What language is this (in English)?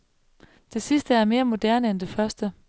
Danish